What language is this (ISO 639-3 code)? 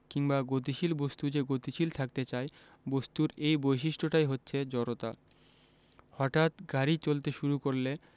ben